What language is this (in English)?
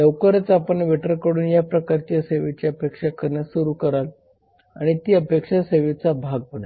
Marathi